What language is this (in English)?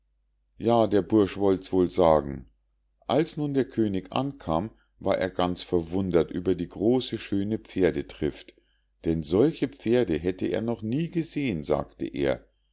German